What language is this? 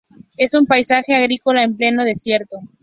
Spanish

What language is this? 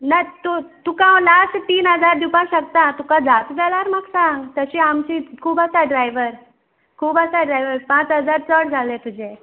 Konkani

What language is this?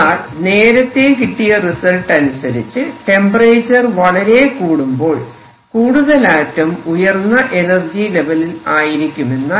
Malayalam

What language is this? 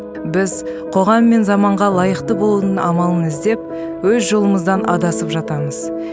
Kazakh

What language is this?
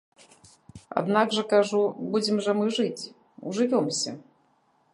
Belarusian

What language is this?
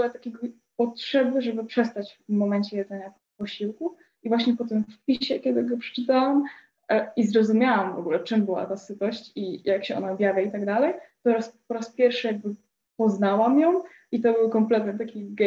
Polish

